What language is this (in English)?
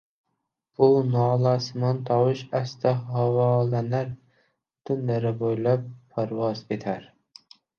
Uzbek